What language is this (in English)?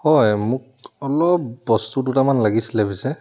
Assamese